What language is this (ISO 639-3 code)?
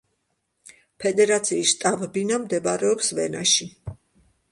kat